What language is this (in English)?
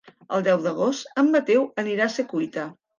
Catalan